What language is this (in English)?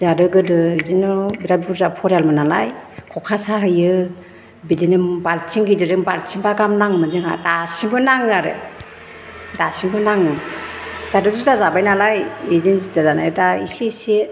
Bodo